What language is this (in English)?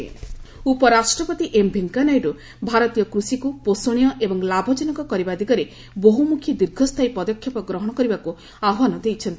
Odia